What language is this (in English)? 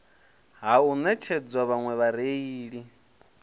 Venda